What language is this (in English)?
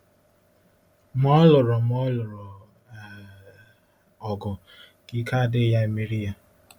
Igbo